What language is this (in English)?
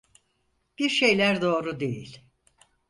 Turkish